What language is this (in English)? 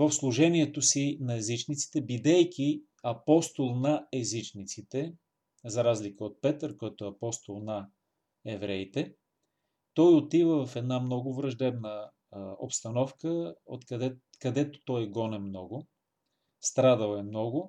Bulgarian